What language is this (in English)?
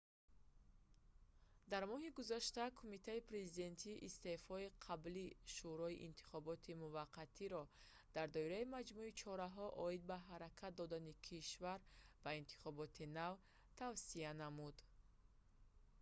Tajik